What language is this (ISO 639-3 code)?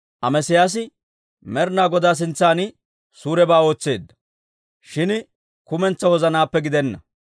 dwr